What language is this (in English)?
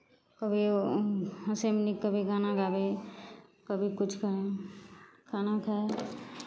Maithili